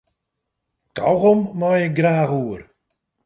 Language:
Western Frisian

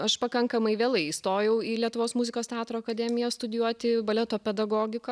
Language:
Lithuanian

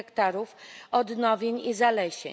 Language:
Polish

